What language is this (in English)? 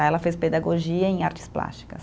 Portuguese